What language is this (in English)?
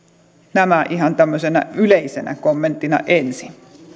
Finnish